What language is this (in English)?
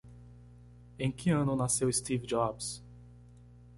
Portuguese